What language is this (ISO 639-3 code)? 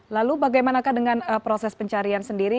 ind